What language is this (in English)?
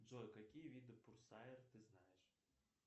Russian